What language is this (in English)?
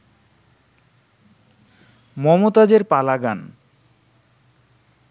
Bangla